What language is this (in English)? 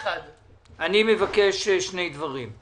Hebrew